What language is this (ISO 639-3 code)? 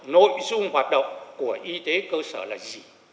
vie